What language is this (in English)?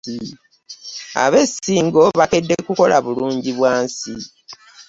Ganda